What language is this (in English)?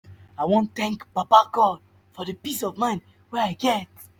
Nigerian Pidgin